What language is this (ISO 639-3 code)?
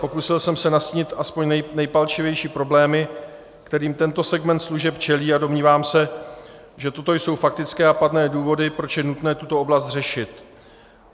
ces